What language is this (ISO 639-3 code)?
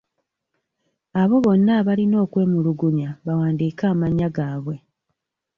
lug